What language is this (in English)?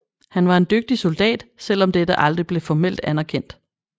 Danish